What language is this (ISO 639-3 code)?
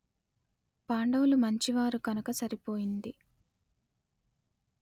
tel